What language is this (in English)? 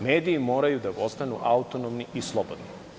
Serbian